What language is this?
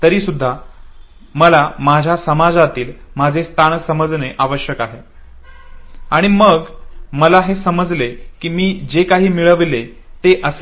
Marathi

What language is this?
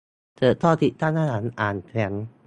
Thai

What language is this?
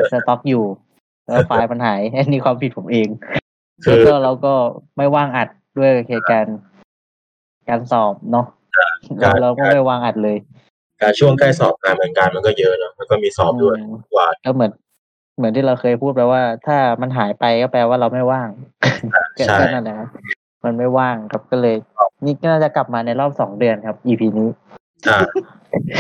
Thai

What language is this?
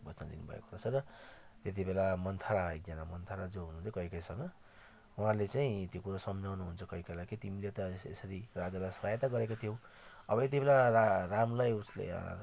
Nepali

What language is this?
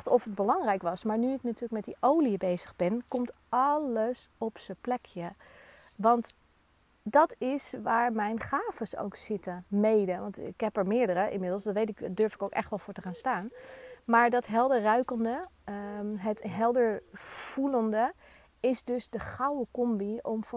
Dutch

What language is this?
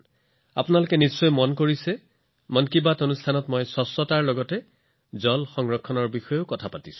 Assamese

